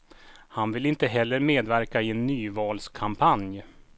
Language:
Swedish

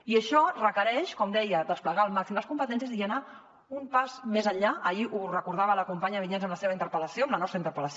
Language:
Catalan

